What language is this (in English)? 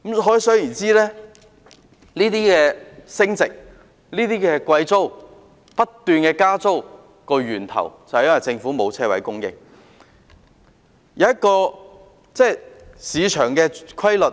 Cantonese